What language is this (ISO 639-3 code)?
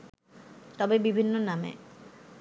ben